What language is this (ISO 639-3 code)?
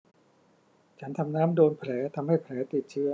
tha